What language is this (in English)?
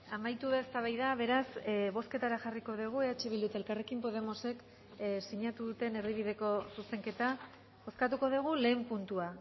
Basque